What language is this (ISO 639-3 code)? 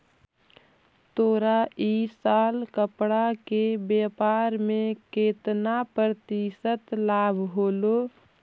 mag